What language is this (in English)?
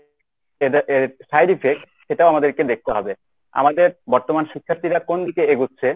Bangla